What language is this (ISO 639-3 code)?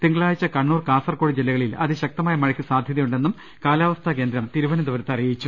mal